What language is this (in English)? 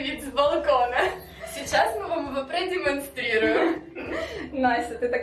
Russian